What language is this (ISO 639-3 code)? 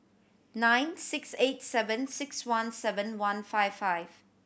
eng